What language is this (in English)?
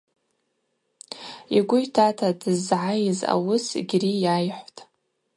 Abaza